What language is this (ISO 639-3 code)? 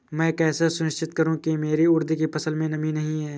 hin